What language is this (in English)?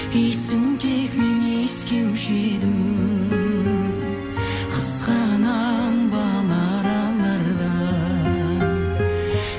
Kazakh